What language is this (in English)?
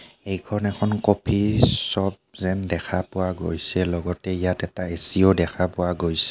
Assamese